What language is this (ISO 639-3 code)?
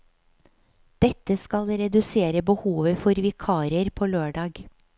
nor